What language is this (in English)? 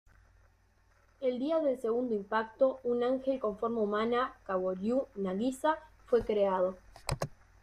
Spanish